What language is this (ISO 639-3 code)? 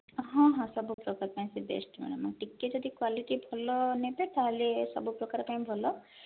ori